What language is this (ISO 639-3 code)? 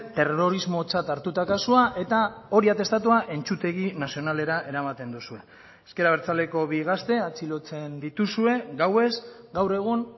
eus